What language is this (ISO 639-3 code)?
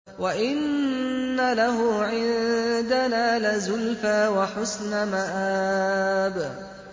ara